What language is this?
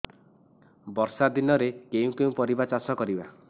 Odia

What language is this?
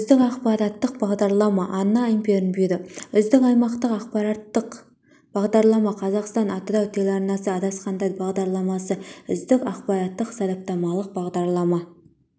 Kazakh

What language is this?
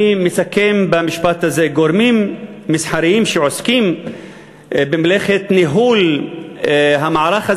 Hebrew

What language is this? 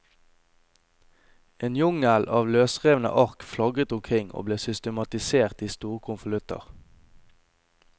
Norwegian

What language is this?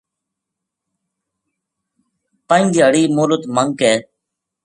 Gujari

